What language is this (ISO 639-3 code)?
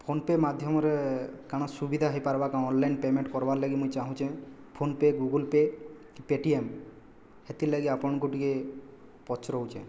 ori